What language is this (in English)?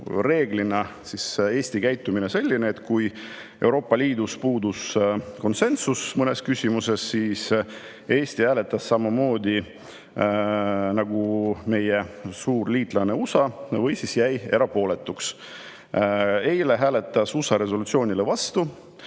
Estonian